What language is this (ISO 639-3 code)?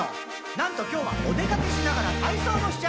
jpn